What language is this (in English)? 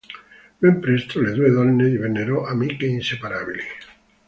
Italian